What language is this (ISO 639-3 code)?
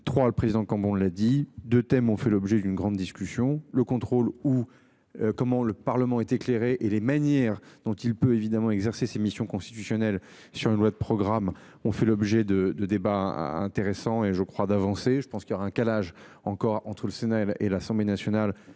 fra